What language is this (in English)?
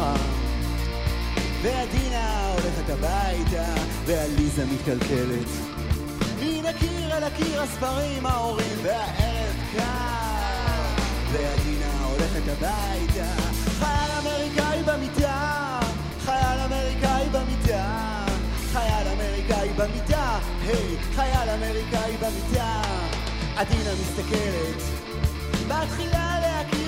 Hebrew